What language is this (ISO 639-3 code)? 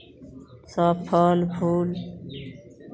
mai